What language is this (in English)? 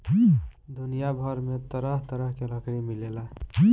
Bhojpuri